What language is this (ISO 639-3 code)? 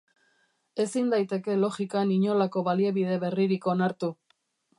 eus